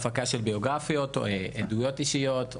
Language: Hebrew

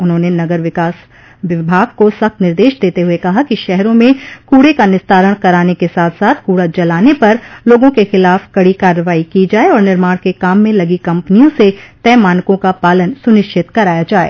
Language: Hindi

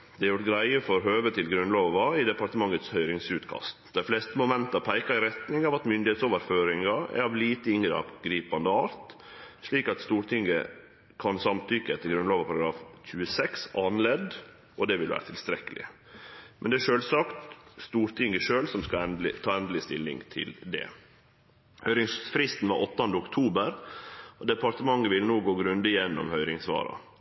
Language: Norwegian Nynorsk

